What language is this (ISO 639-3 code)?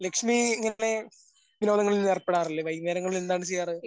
mal